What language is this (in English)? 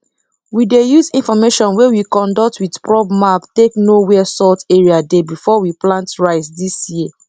Nigerian Pidgin